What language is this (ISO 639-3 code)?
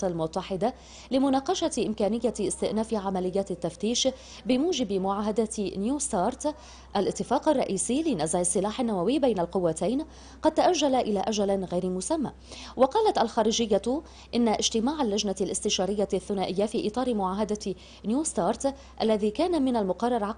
ara